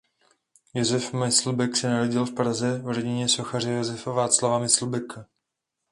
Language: Czech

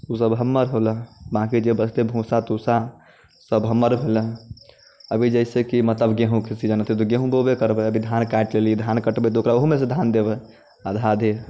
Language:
Maithili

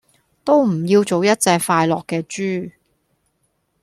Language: Cantonese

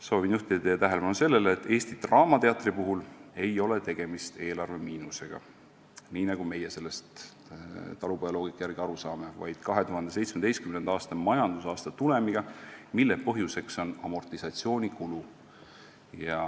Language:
Estonian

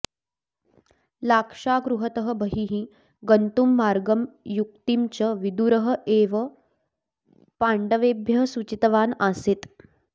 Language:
Sanskrit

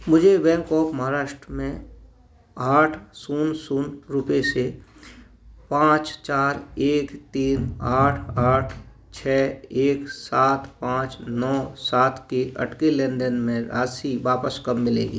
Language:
Hindi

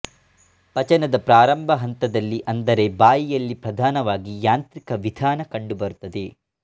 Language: Kannada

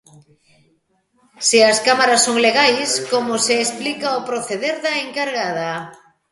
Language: Galician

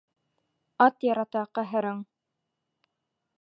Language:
Bashkir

